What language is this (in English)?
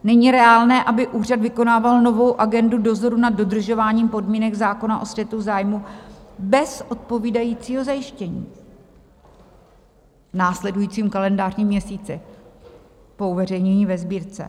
Czech